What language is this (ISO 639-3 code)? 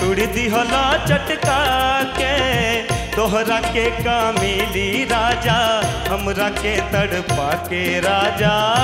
hin